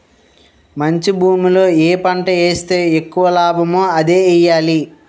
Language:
Telugu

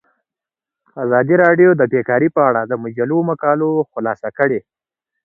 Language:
Pashto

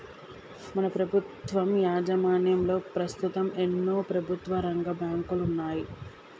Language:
Telugu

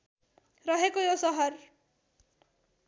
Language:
Nepali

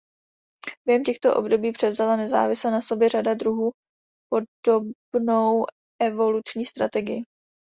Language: Czech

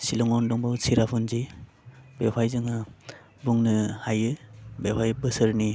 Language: Bodo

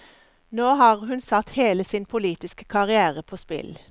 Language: Norwegian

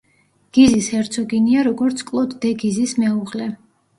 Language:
Georgian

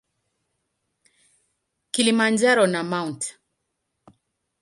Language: Swahili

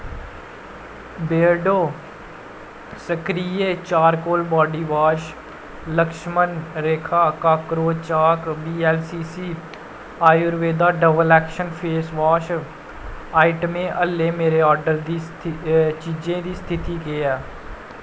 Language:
Dogri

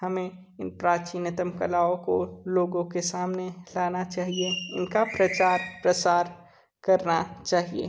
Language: Hindi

